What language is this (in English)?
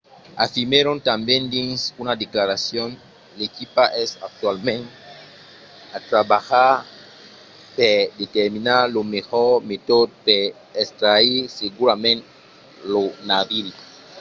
Occitan